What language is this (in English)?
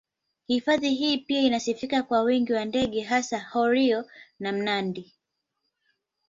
Swahili